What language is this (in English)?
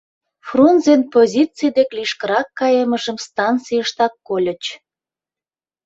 Mari